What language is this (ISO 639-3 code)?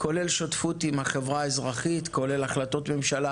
heb